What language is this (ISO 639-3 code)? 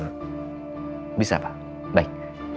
ind